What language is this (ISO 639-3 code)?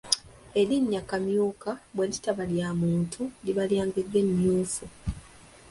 lug